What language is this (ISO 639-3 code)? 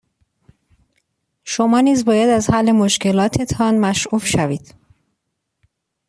fas